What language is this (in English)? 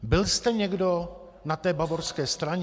Czech